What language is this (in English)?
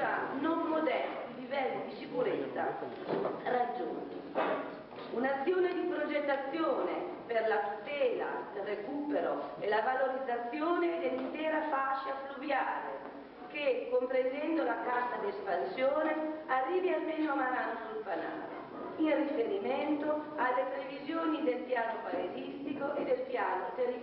Italian